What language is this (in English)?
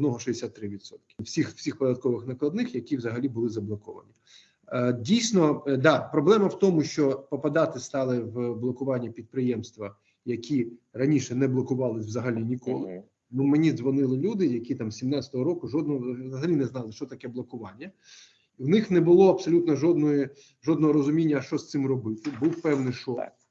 Ukrainian